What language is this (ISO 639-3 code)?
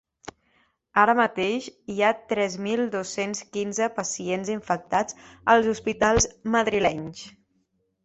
cat